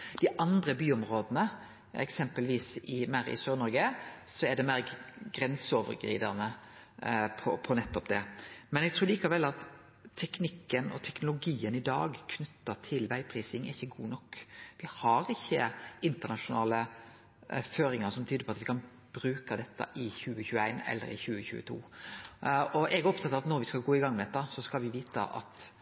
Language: Norwegian Nynorsk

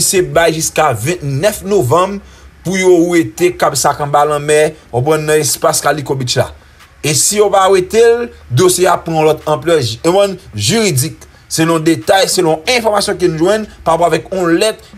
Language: French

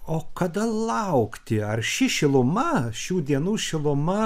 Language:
Lithuanian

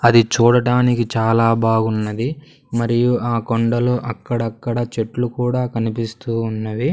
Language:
Telugu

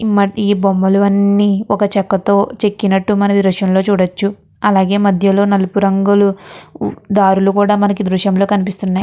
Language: Telugu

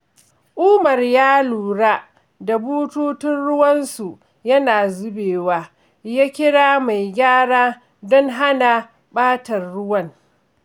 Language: Hausa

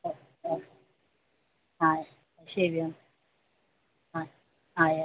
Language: Malayalam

